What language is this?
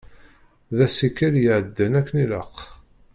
Kabyle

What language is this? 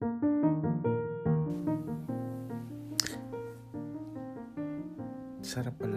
Filipino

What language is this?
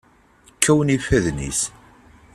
Kabyle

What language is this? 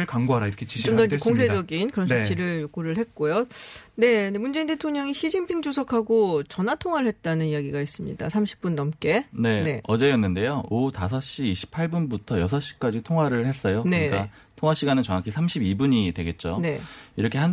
Korean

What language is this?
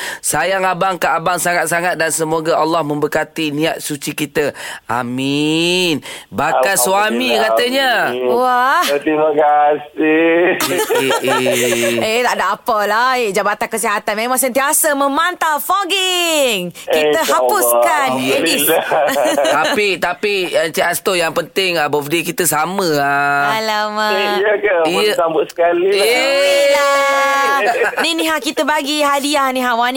Malay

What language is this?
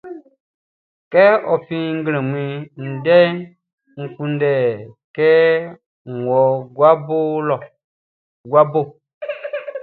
Baoulé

